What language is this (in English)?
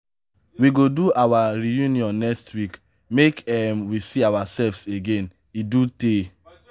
Nigerian Pidgin